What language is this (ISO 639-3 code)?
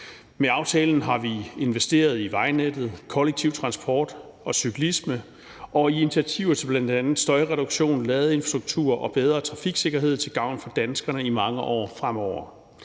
dan